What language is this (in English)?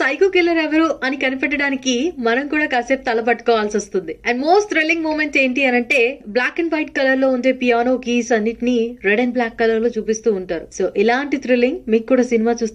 Telugu